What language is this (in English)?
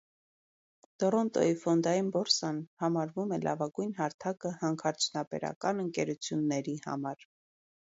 Armenian